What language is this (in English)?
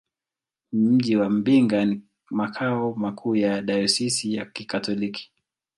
Swahili